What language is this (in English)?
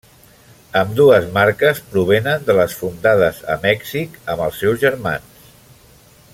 Catalan